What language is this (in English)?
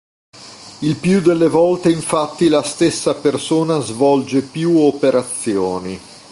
Italian